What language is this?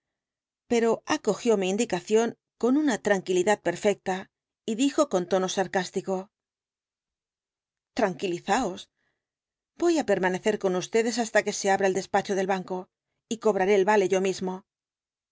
Spanish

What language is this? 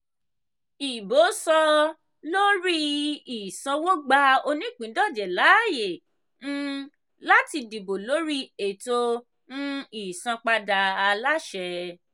Yoruba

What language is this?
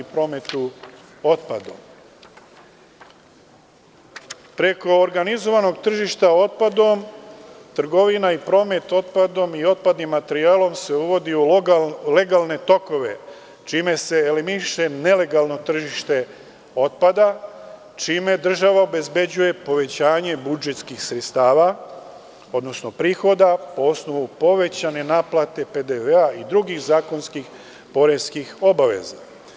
Serbian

